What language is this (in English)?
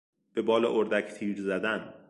Persian